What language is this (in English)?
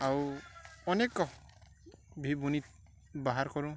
Odia